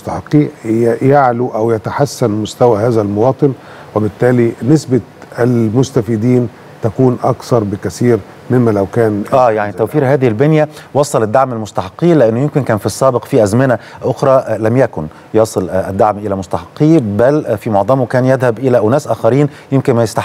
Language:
Arabic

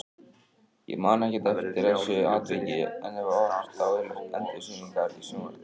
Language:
Icelandic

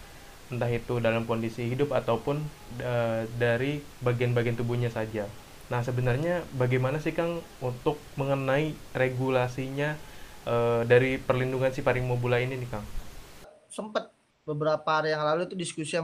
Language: Indonesian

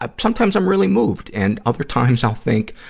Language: English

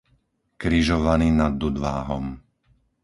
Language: Slovak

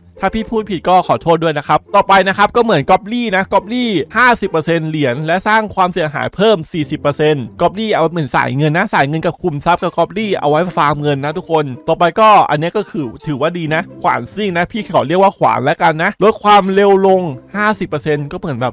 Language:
Thai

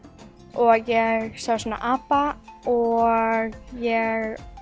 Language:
Icelandic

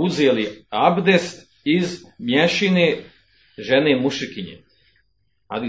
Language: Croatian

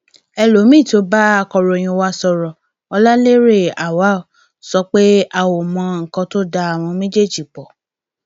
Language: Yoruba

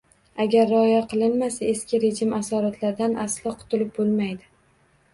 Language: Uzbek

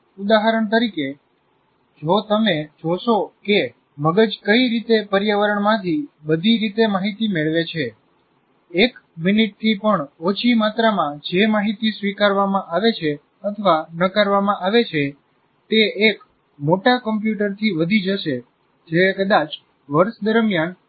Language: Gujarati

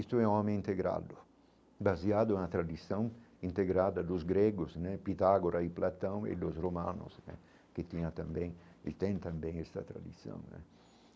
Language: Portuguese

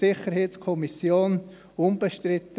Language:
Swiss German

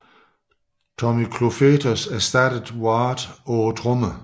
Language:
Danish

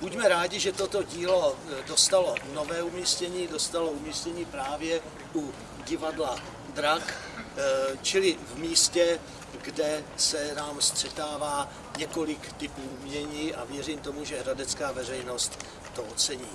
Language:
Czech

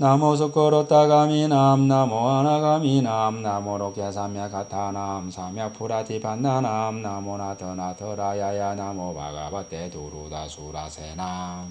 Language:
Korean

